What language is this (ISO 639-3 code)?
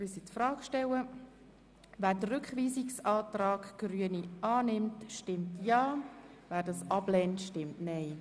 gsw